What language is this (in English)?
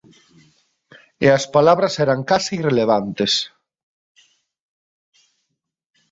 Galician